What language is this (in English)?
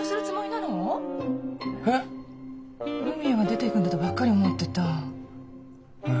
Japanese